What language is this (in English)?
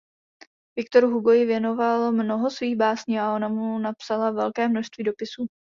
Czech